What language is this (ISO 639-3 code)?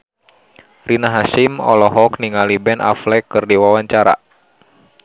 sun